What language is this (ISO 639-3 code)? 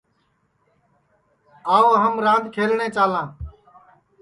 ssi